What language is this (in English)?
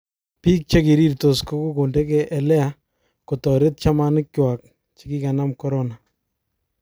Kalenjin